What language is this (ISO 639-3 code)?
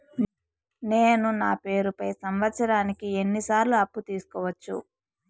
tel